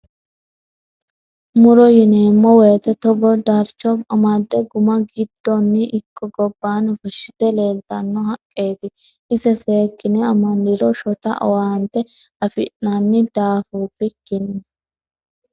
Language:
Sidamo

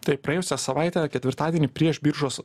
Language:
Lithuanian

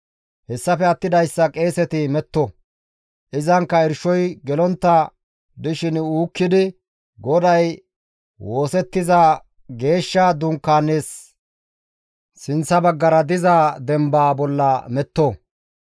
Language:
Gamo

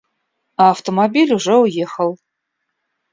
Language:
Russian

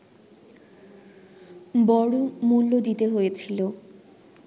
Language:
Bangla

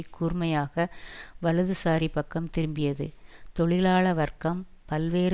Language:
Tamil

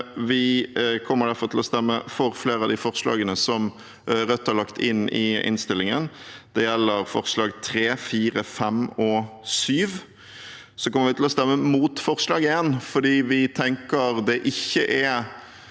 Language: Norwegian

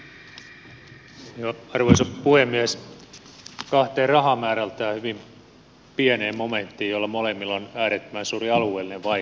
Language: Finnish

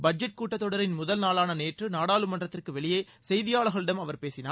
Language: Tamil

